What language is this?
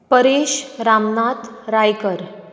Konkani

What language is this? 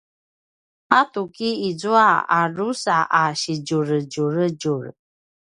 Paiwan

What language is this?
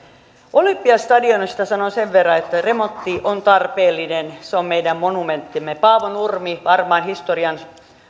Finnish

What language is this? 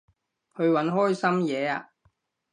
Cantonese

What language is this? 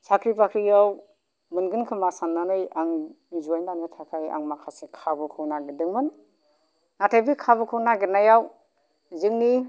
Bodo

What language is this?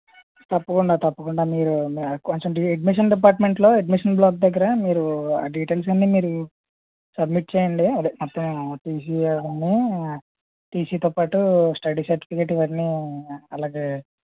Telugu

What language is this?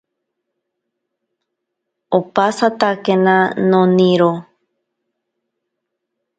Ashéninka Perené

